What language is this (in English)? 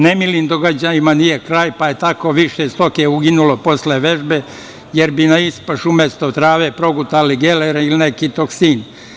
Serbian